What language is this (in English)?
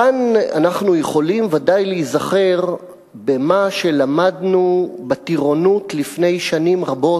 Hebrew